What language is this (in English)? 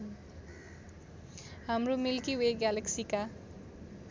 Nepali